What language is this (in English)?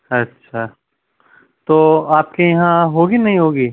Urdu